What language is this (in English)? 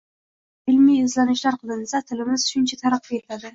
Uzbek